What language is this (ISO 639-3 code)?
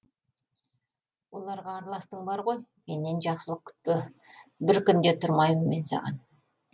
kaz